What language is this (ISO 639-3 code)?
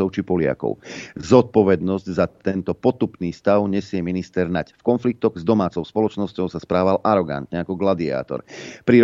slk